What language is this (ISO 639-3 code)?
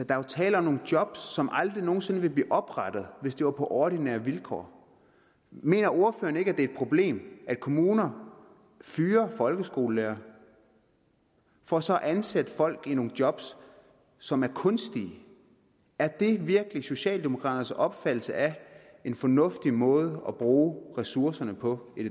dan